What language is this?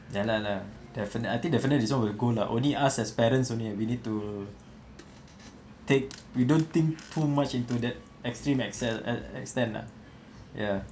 English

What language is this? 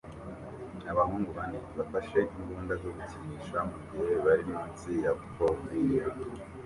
Kinyarwanda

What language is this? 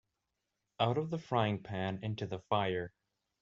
English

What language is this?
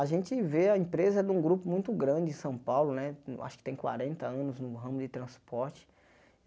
Portuguese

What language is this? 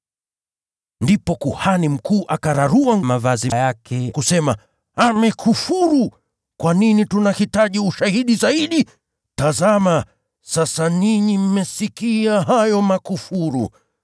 Swahili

